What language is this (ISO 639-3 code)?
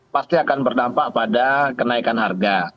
ind